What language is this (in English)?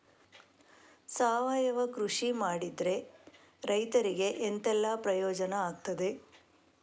Kannada